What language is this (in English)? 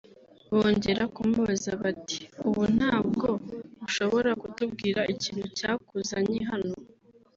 Kinyarwanda